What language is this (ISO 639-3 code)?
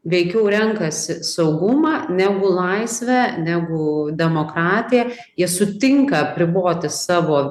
lit